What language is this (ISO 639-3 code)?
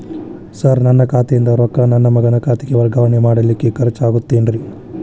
kan